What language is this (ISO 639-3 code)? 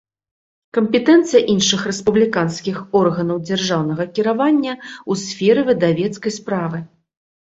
bel